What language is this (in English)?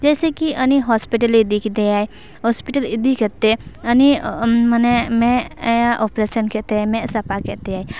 Santali